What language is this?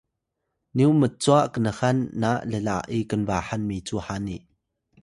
Atayal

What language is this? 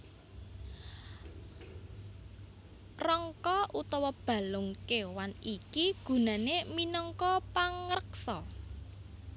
Javanese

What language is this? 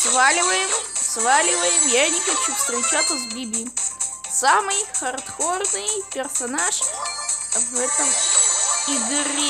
Russian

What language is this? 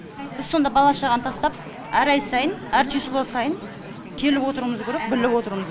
Kazakh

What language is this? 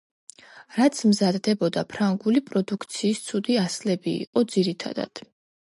Georgian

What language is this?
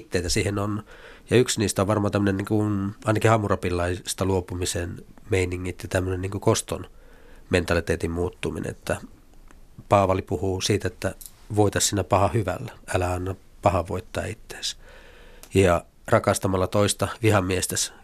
Finnish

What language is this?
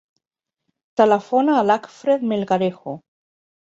Catalan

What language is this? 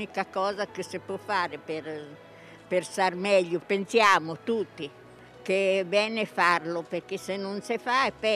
Italian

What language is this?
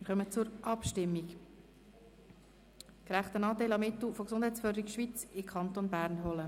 Swiss German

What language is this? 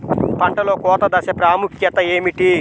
Telugu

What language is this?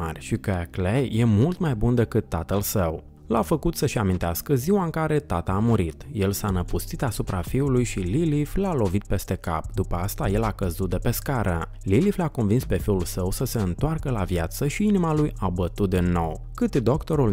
Romanian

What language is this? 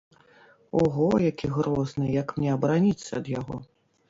Belarusian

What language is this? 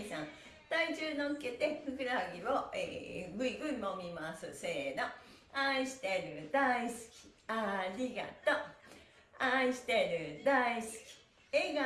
Japanese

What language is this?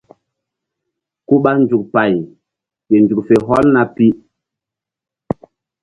Mbum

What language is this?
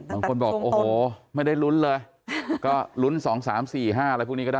Thai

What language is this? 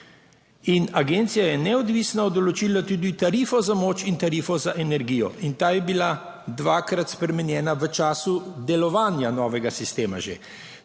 Slovenian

